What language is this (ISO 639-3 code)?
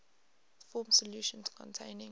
eng